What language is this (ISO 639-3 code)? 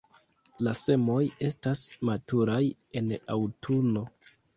epo